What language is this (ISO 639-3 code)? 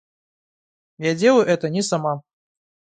rus